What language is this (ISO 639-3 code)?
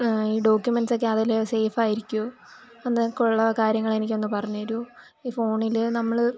mal